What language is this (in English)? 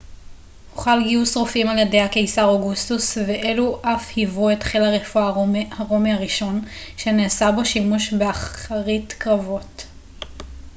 Hebrew